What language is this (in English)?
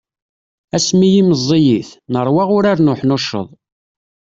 Kabyle